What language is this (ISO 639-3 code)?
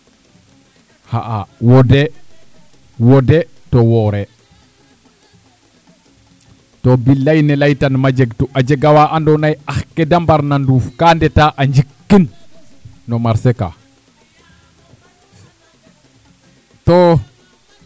srr